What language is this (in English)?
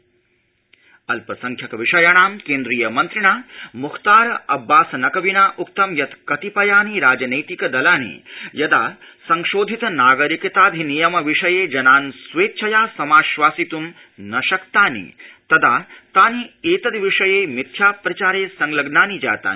Sanskrit